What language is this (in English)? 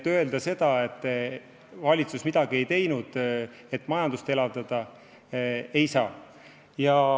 Estonian